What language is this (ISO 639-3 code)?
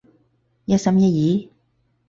yue